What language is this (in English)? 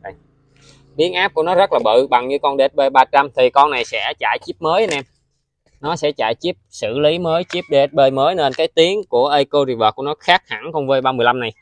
Vietnamese